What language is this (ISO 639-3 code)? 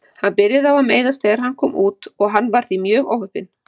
isl